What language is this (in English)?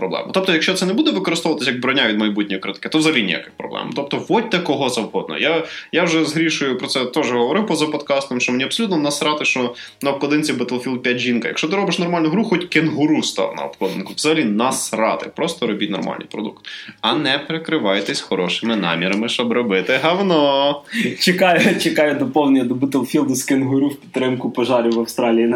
Ukrainian